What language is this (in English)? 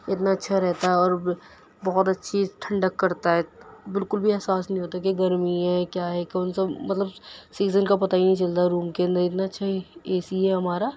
Urdu